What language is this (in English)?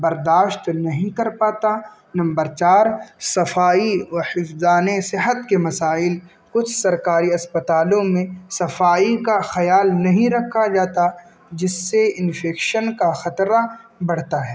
Urdu